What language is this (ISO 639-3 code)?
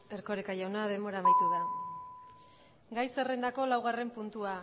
eus